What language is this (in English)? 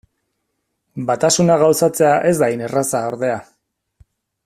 Basque